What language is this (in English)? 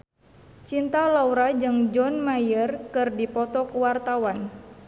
Sundanese